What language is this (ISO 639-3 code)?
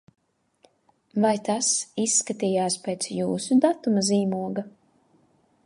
lav